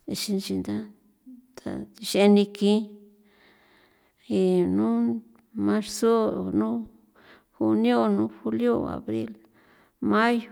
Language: San Felipe Otlaltepec Popoloca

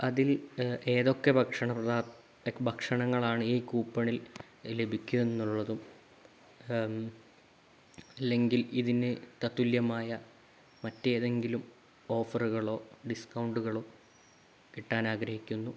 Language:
Malayalam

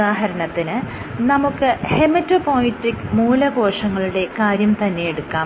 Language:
Malayalam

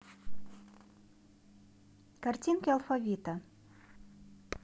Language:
Russian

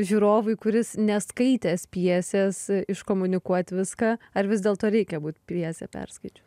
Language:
Lithuanian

